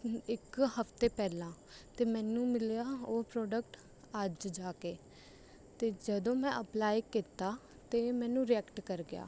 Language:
Punjabi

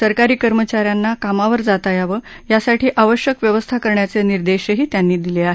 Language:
Marathi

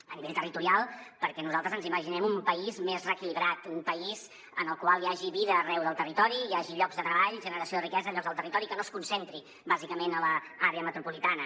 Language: Catalan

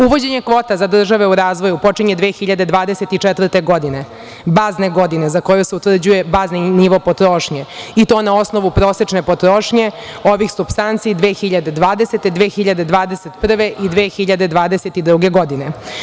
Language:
Serbian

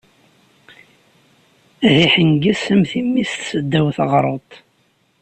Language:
Kabyle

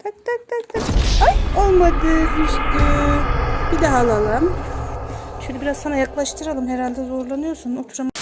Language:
Turkish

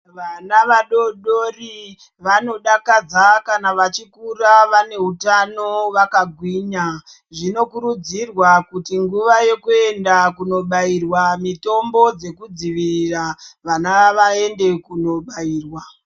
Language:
Ndau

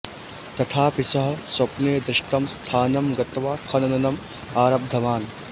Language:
Sanskrit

